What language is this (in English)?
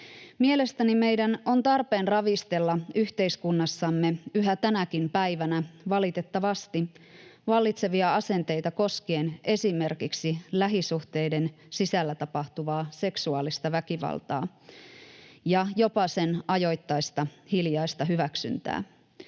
Finnish